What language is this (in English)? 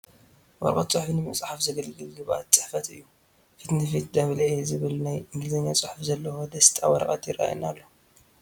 Tigrinya